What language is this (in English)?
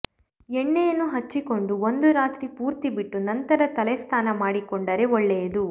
Kannada